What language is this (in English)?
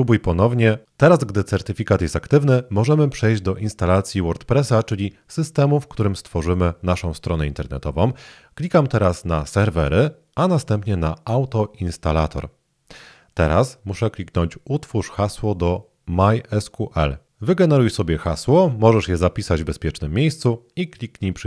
Polish